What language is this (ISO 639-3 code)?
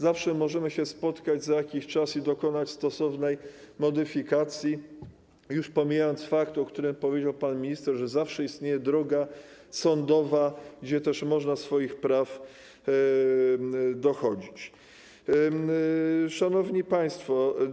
pol